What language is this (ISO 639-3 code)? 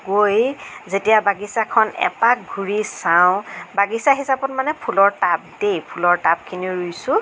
asm